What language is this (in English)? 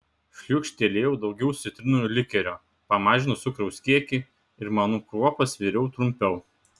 Lithuanian